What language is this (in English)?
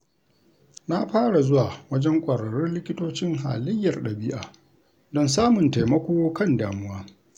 Hausa